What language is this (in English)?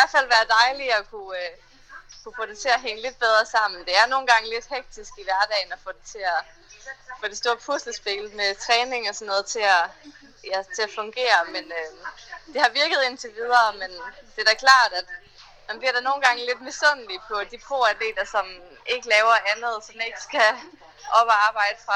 Danish